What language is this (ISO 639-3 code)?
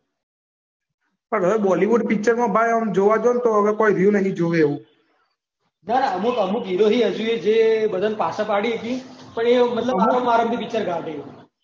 guj